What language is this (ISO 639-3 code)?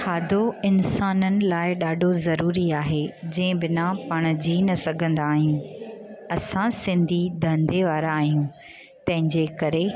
snd